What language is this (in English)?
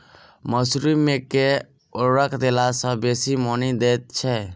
Maithili